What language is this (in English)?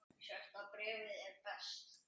Icelandic